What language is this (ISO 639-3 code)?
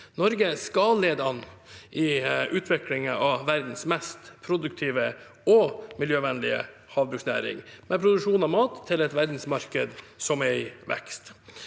nor